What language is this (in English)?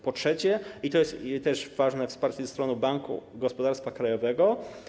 Polish